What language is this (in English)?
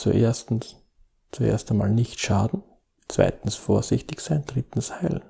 German